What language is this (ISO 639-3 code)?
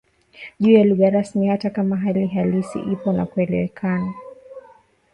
swa